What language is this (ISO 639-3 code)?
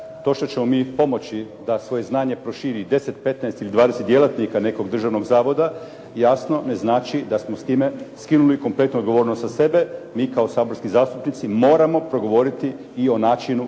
hrv